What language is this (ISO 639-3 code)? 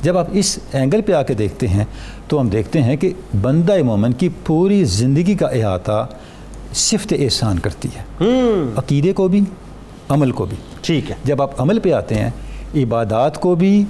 urd